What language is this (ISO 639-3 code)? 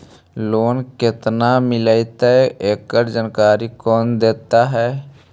mag